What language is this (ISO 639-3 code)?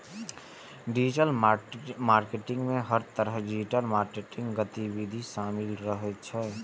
mai